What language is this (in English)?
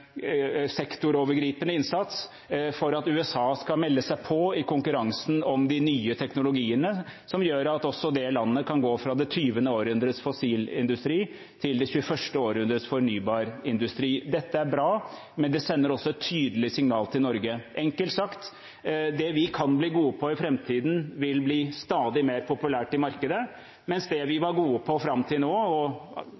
Norwegian Bokmål